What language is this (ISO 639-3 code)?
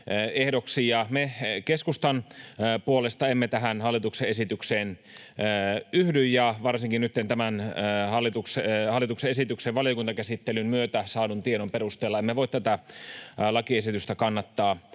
fin